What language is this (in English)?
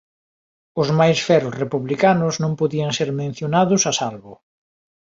Galician